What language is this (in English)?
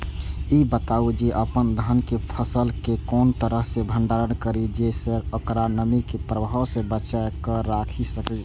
Maithili